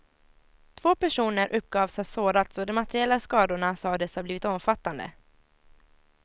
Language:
Swedish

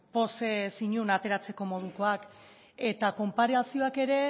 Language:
Basque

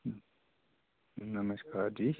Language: Dogri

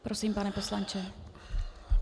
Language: Czech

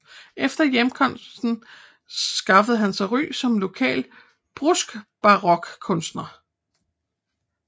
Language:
Danish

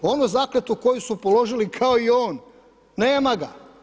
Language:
Croatian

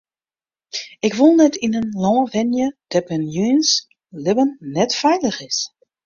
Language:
Western Frisian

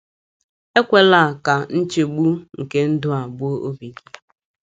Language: Igbo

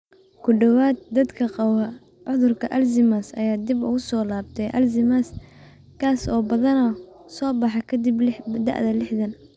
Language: Somali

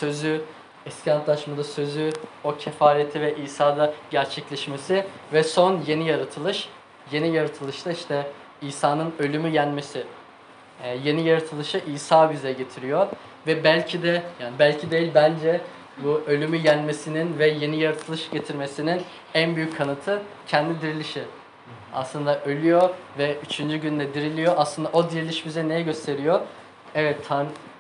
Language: Turkish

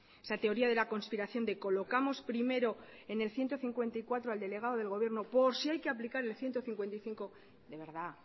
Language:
Spanish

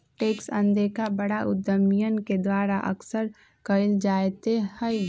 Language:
Magahi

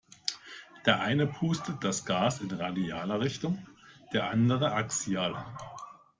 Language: German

